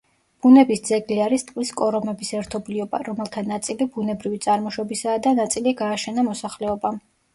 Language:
Georgian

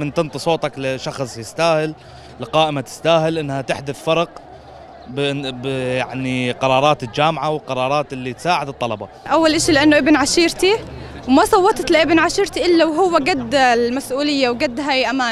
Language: Arabic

